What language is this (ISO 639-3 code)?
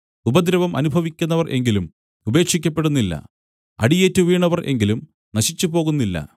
mal